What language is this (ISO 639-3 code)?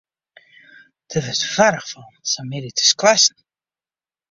fry